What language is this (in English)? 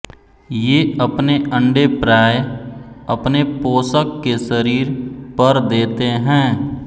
Hindi